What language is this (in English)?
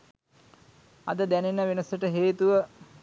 Sinhala